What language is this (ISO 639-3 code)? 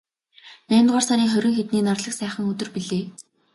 mon